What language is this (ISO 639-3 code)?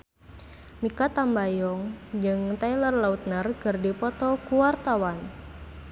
sun